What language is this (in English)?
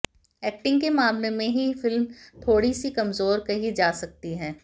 Hindi